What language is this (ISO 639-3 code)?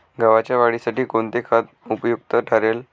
mar